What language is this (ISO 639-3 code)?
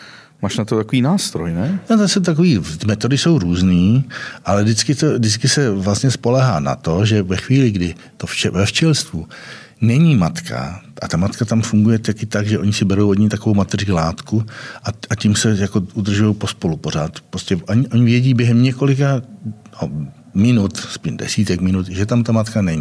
ces